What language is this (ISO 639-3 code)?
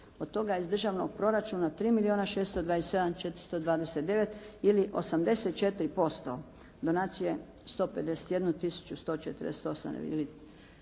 hrv